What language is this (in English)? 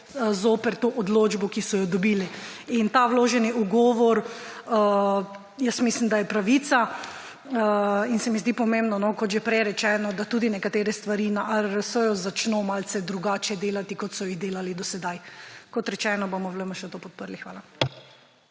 Slovenian